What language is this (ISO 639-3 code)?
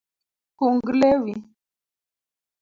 luo